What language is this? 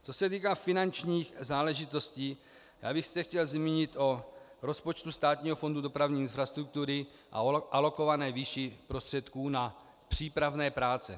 Czech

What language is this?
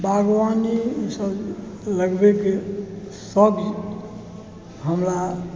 Maithili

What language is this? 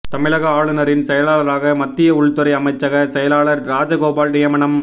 Tamil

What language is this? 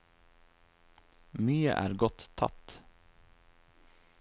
Norwegian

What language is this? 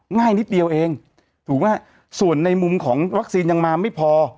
Thai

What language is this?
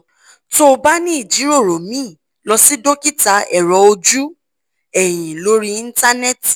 Yoruba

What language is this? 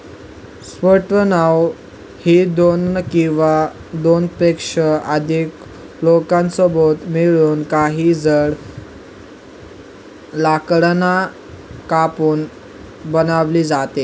Marathi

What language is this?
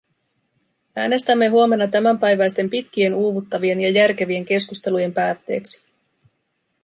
Finnish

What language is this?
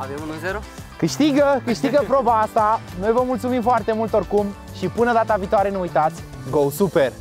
Romanian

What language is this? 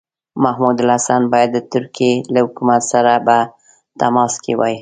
Pashto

